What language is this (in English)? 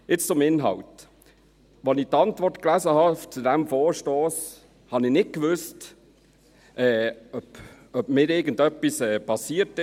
Swiss German